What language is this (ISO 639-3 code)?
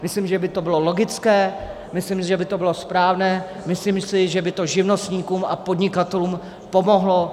ces